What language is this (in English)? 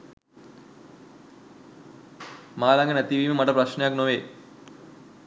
Sinhala